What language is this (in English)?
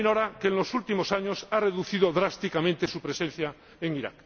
Spanish